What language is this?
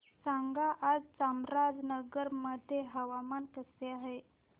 Marathi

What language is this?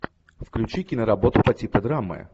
Russian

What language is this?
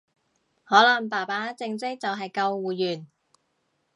Cantonese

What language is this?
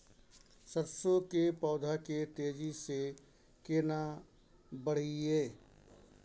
Maithili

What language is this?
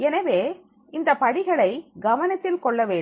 Tamil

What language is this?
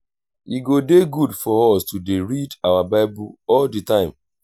Nigerian Pidgin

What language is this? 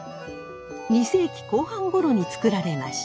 Japanese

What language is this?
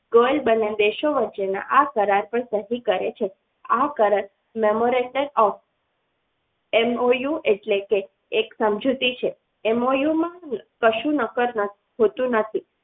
Gujarati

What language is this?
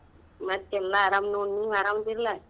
Kannada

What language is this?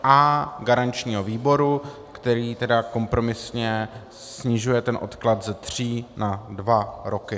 Czech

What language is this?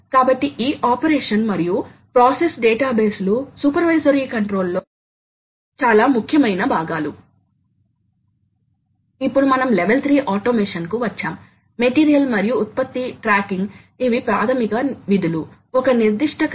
Telugu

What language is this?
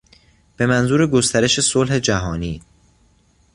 Persian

